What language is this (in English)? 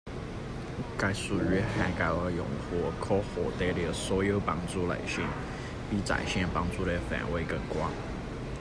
Chinese